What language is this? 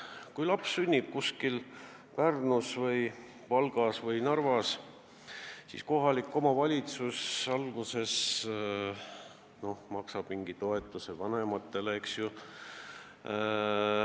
Estonian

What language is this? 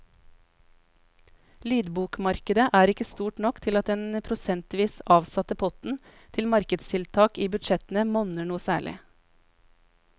Norwegian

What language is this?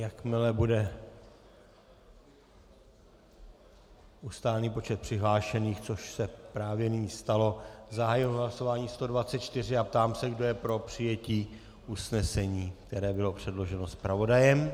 Czech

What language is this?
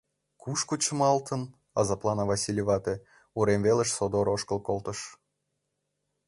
Mari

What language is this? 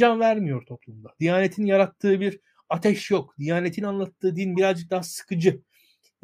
Turkish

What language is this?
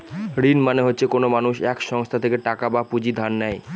Bangla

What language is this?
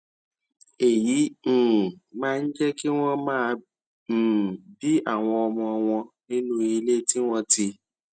Yoruba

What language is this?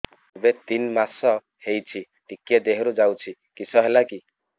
Odia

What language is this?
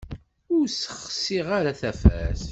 Kabyle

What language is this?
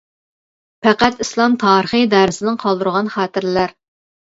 Uyghur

